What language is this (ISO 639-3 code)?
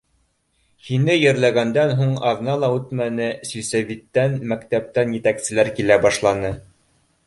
bak